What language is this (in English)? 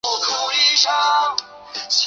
Chinese